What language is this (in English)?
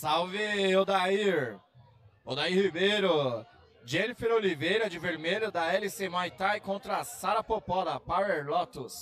Portuguese